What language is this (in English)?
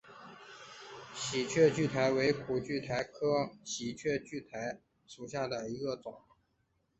Chinese